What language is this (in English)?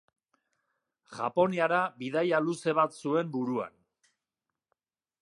Basque